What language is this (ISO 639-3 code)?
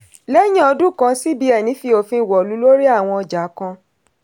yor